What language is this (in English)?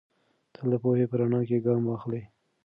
Pashto